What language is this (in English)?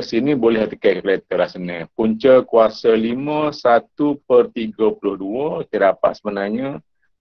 Malay